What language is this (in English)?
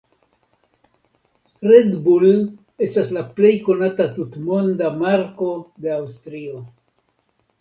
Esperanto